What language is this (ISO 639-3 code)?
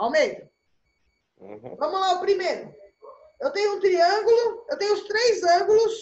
por